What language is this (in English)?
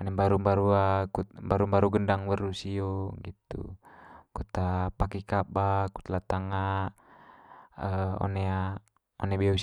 Manggarai